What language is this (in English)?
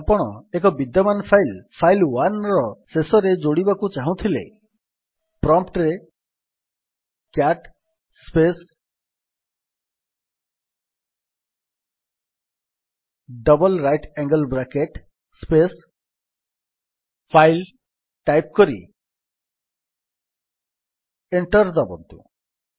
Odia